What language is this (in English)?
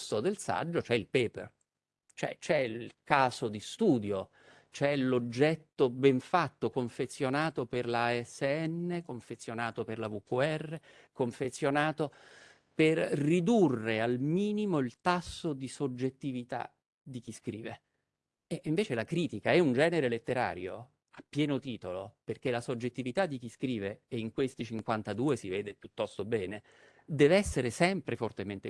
Italian